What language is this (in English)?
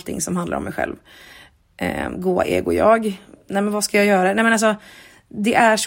Swedish